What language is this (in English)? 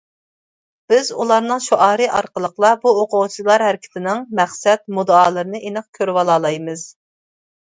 Uyghur